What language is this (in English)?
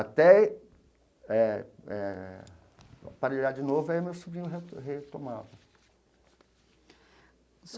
Portuguese